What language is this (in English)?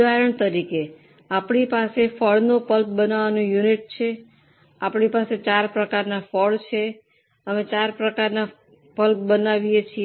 Gujarati